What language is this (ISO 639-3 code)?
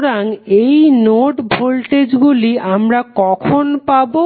ben